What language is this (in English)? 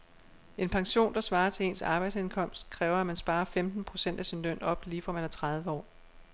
Danish